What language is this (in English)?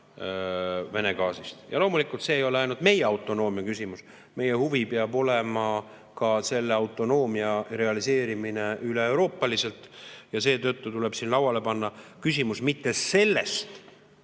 Estonian